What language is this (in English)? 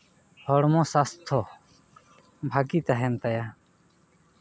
Santali